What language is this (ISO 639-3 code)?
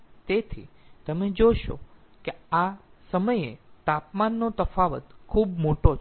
guj